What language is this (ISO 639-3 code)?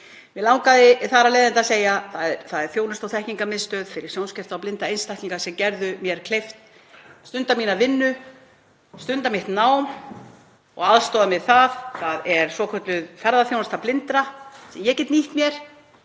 isl